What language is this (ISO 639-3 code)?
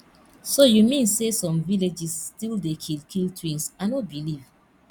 pcm